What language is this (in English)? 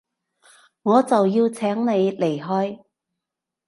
Cantonese